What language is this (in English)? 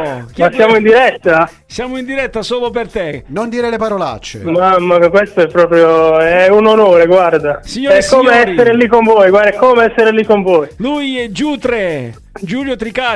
Italian